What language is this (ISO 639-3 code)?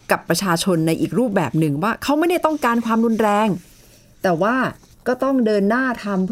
tha